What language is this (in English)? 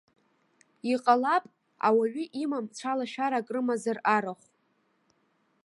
Abkhazian